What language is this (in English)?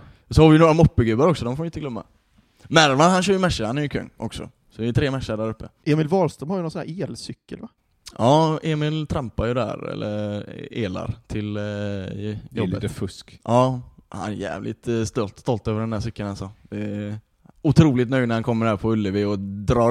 Swedish